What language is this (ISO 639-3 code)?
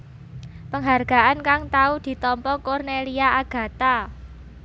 jav